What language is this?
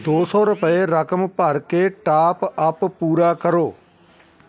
Punjabi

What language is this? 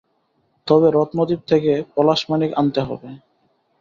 Bangla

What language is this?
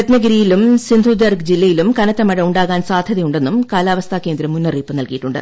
Malayalam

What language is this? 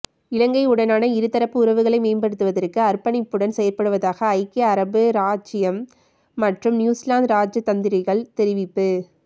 Tamil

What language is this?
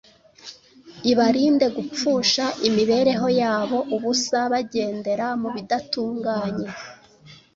Kinyarwanda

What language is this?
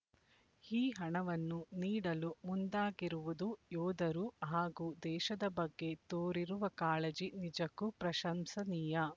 Kannada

